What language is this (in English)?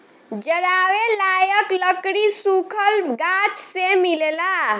Bhojpuri